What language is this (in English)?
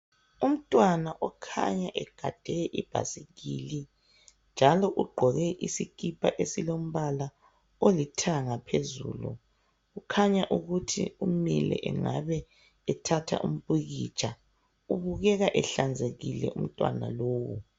North Ndebele